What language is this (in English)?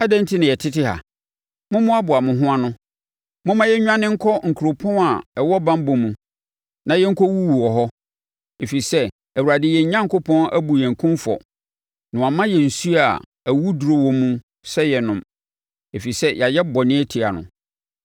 Akan